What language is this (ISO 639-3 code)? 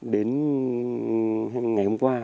vie